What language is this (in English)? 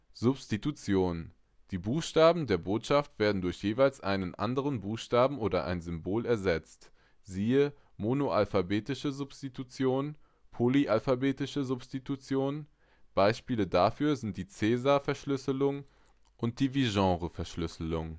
German